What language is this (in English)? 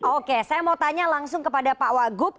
Indonesian